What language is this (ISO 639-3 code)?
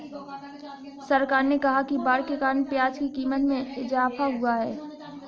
hin